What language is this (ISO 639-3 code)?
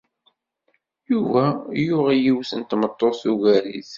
kab